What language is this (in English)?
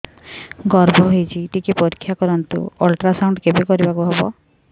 Odia